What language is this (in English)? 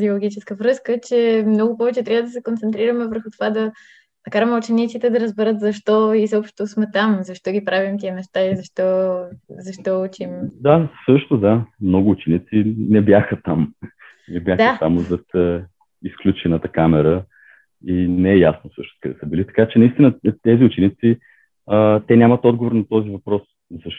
Bulgarian